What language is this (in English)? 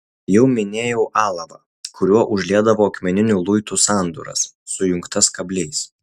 Lithuanian